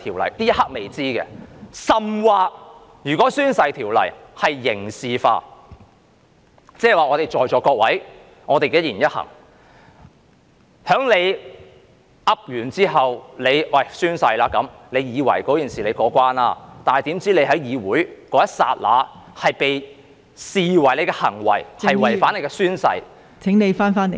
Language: Cantonese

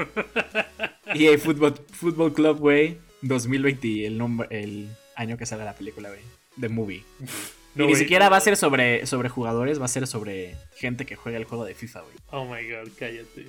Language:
Spanish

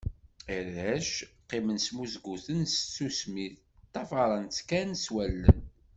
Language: Kabyle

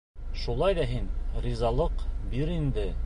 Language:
Bashkir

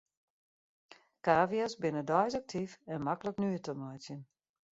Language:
Western Frisian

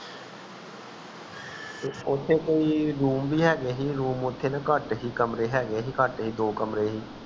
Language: Punjabi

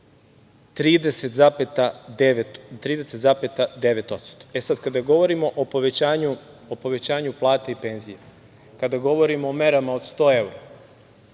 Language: Serbian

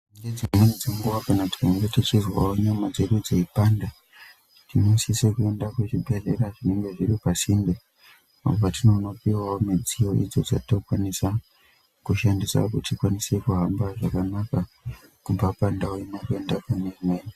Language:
Ndau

